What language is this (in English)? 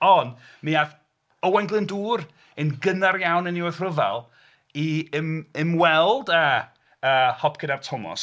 Welsh